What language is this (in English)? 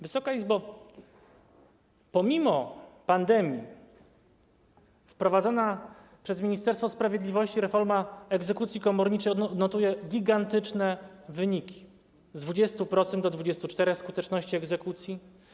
Polish